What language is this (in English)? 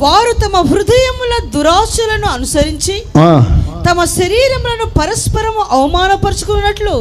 Telugu